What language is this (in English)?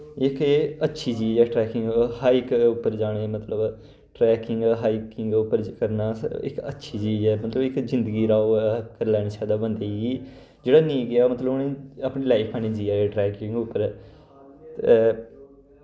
Dogri